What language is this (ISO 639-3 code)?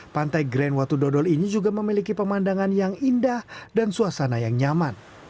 ind